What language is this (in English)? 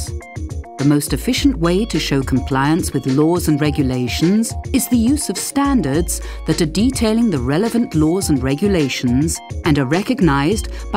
English